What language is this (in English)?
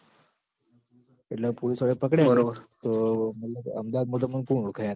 Gujarati